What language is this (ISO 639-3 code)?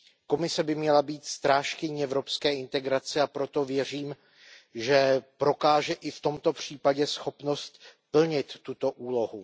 ces